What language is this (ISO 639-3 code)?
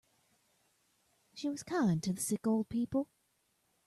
eng